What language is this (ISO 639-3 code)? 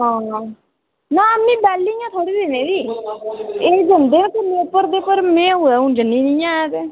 doi